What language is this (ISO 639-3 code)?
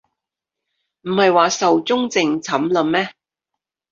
yue